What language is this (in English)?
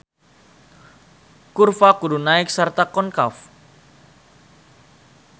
Sundanese